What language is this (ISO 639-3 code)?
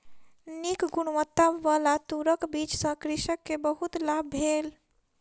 mai